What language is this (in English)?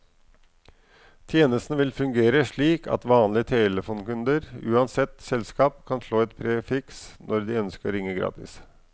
Norwegian